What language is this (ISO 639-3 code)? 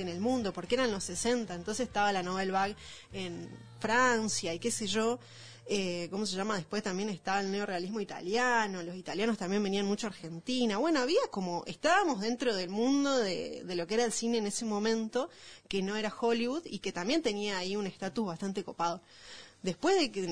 spa